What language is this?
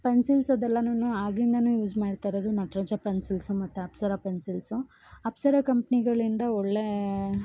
Kannada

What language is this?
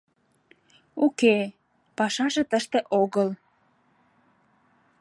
Mari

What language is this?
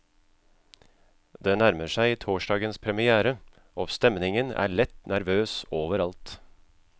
Norwegian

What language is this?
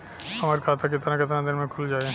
Bhojpuri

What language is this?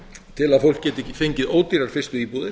Icelandic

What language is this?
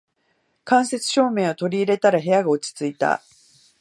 Japanese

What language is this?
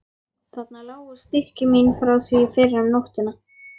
Icelandic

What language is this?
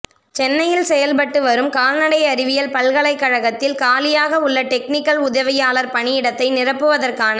Tamil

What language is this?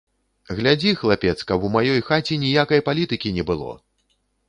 Belarusian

